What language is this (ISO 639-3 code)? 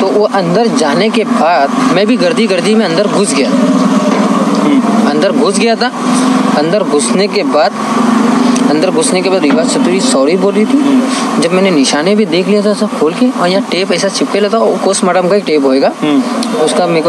eng